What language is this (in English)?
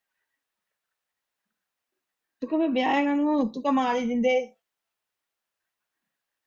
Punjabi